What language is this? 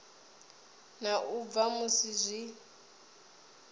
Venda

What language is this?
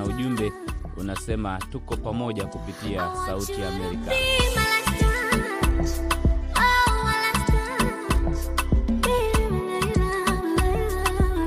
Swahili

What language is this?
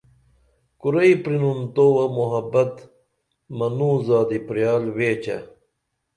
Dameli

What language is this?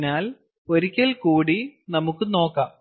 Malayalam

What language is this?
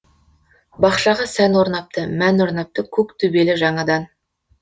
Kazakh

